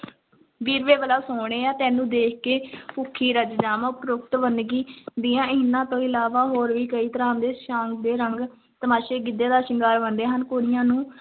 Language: Punjabi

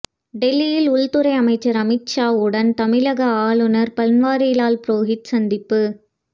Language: Tamil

